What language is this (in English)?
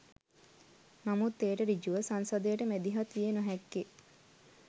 Sinhala